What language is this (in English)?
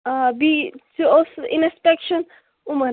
Kashmiri